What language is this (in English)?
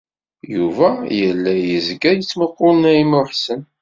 Kabyle